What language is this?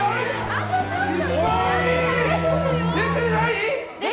Japanese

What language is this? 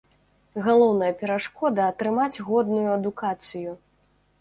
Belarusian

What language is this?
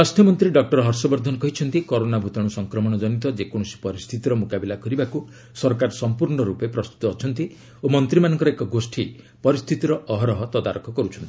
Odia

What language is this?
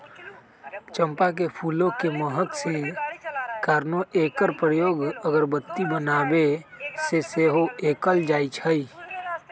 Magahi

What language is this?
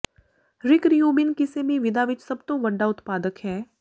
Punjabi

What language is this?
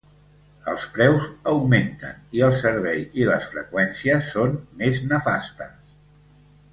Catalan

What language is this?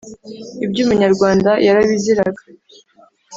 Kinyarwanda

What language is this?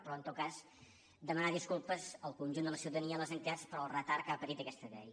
Catalan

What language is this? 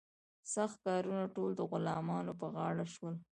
Pashto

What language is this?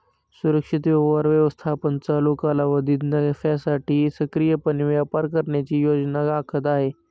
Marathi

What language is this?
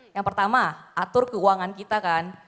Indonesian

